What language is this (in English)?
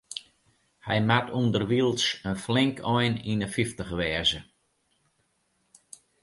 Western Frisian